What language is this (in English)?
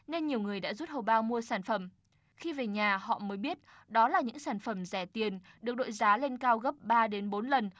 Vietnamese